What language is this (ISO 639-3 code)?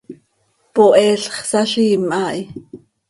sei